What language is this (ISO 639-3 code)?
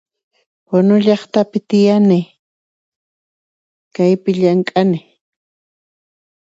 qxp